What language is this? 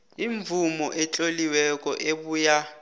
South Ndebele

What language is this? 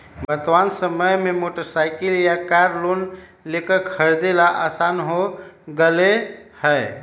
Magahi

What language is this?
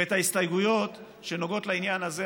Hebrew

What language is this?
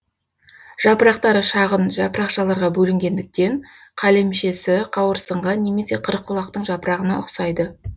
Kazakh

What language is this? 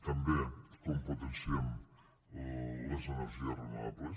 Catalan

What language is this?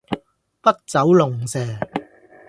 Cantonese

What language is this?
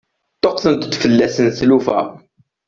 Kabyle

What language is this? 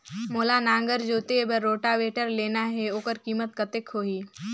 Chhattisgarhi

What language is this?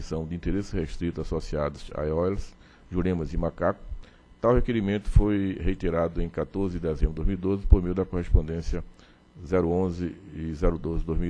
Portuguese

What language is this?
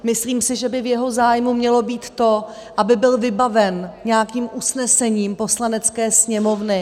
Czech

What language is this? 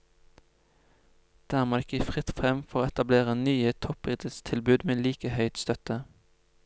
Norwegian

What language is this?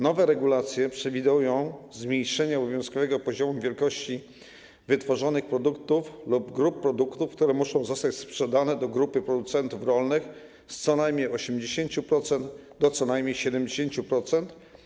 Polish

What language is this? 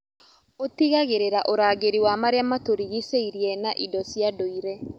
Kikuyu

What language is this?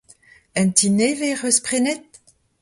Breton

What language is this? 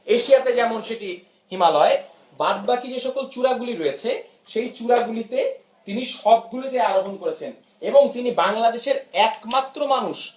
Bangla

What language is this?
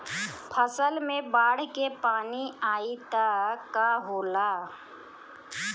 Bhojpuri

